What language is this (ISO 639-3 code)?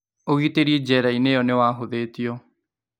kik